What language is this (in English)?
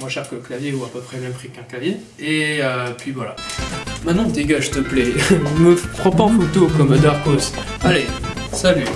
French